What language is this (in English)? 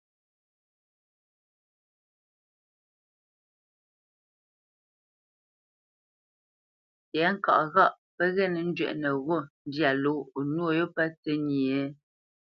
Bamenyam